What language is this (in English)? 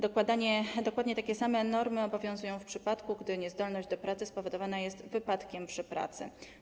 Polish